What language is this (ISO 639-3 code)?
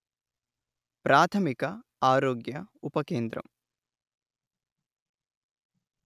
tel